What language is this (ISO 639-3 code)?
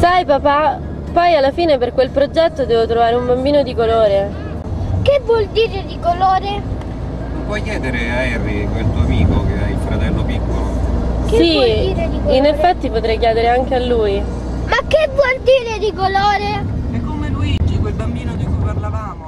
ita